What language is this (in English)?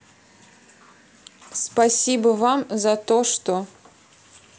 Russian